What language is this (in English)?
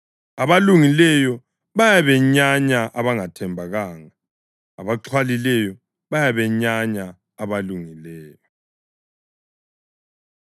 North Ndebele